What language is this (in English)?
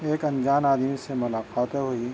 Urdu